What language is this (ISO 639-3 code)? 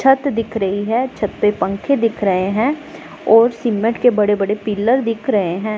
hin